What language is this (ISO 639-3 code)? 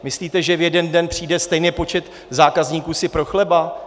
ces